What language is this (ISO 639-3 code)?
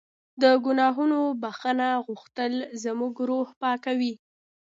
pus